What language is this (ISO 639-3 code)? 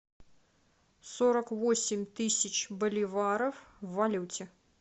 rus